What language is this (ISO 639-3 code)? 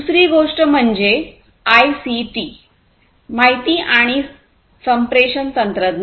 mar